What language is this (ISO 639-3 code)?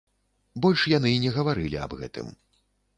bel